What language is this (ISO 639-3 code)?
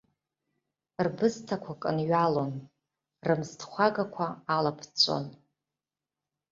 abk